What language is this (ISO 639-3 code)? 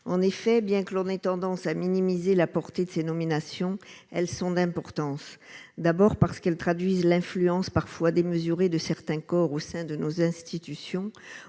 fra